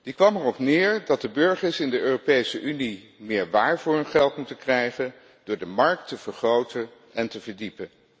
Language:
Dutch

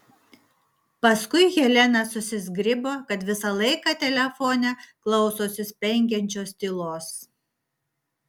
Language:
Lithuanian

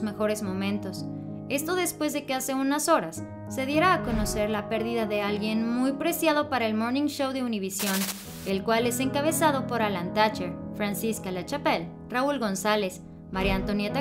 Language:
Spanish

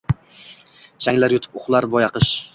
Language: Uzbek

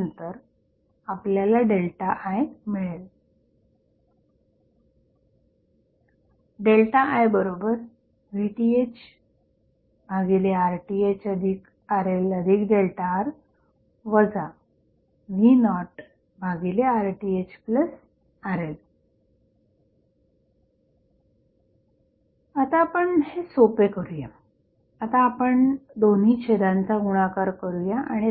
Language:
Marathi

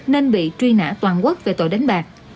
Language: Vietnamese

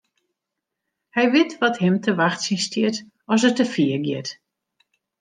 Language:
Western Frisian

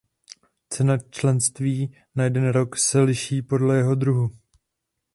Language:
Czech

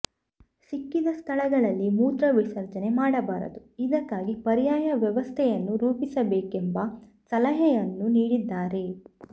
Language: Kannada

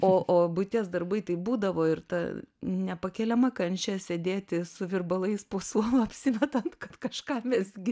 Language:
Lithuanian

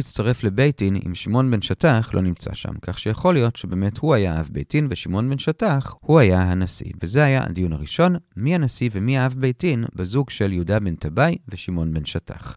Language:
Hebrew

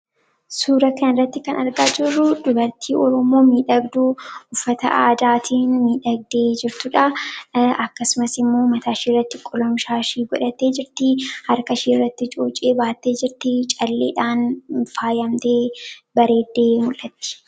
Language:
Oromo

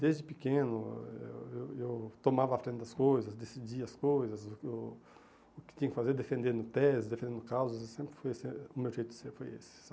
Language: Portuguese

